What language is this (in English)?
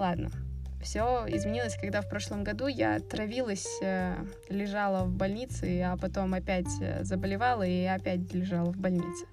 Russian